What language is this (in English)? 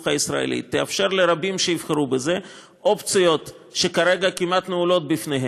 Hebrew